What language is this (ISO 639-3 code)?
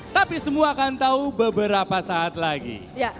ind